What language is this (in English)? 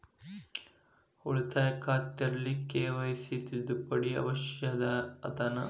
Kannada